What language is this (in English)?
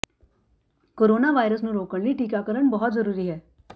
Punjabi